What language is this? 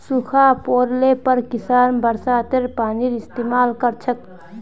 Magahi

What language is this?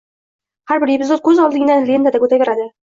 Uzbek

